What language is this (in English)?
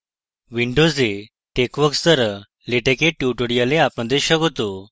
Bangla